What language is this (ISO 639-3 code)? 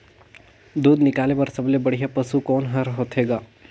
hne